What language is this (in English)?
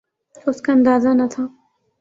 Urdu